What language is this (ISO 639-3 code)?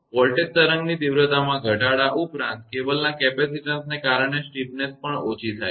guj